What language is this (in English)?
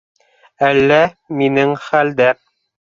Bashkir